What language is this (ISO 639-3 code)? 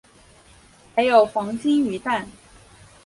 zho